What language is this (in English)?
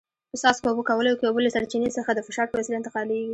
Pashto